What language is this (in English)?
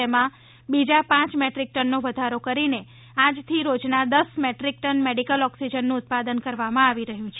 Gujarati